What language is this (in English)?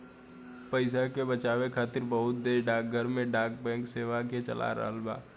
Bhojpuri